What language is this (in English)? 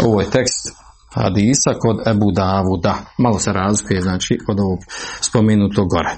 Croatian